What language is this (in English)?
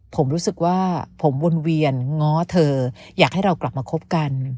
Thai